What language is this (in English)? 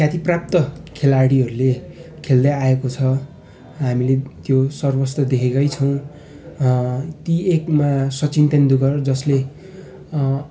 Nepali